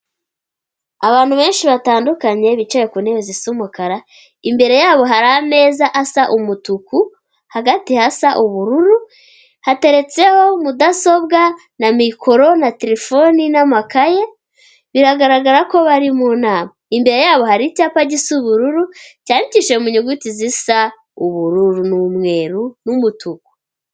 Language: Kinyarwanda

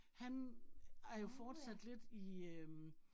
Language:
Danish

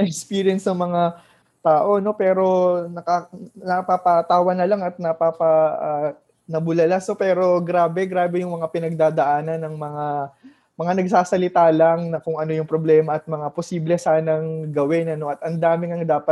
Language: Filipino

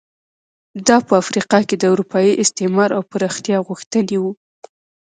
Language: Pashto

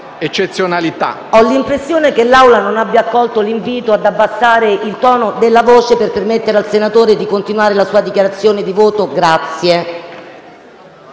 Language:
Italian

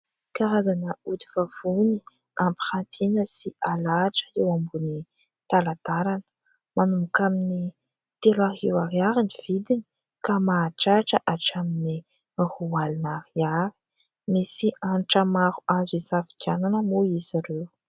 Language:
Malagasy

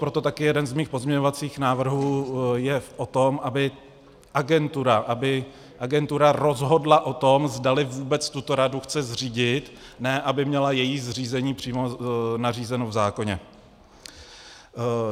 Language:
Czech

